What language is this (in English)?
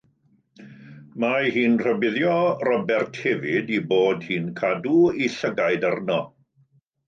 Welsh